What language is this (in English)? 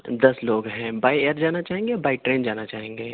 Urdu